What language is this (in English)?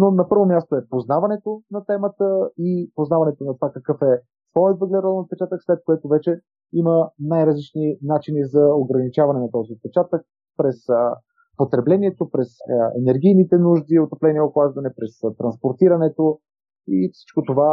Bulgarian